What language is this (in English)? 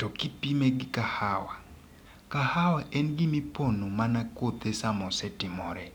Luo (Kenya and Tanzania)